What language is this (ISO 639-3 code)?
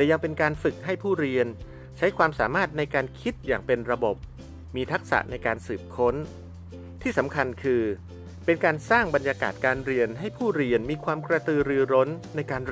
tha